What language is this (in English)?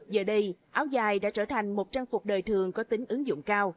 Vietnamese